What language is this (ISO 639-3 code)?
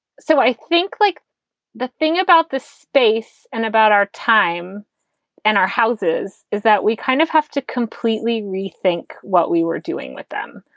eng